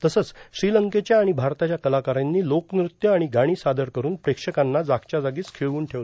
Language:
Marathi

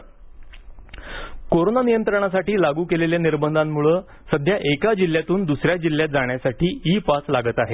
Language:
Marathi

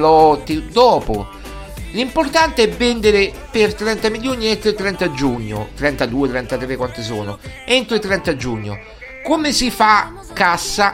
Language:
Italian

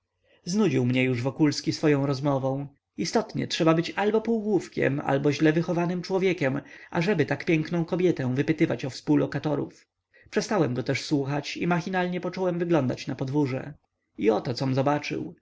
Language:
Polish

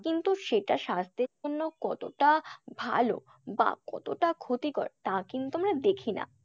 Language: Bangla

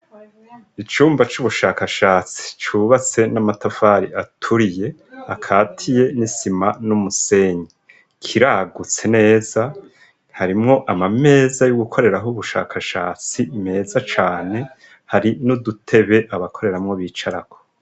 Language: Rundi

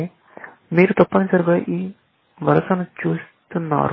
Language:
Telugu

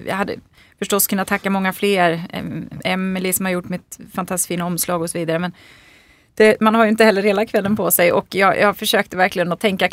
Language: Swedish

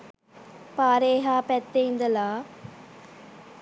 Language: Sinhala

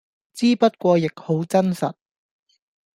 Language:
Cantonese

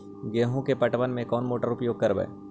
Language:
Magahi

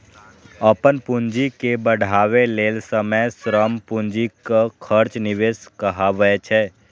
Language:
Maithili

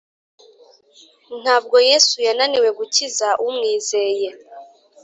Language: Kinyarwanda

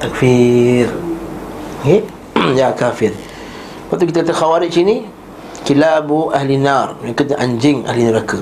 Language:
Malay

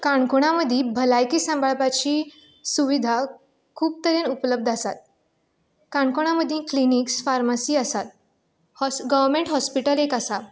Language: Konkani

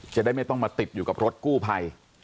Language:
Thai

